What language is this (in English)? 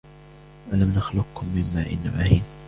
Arabic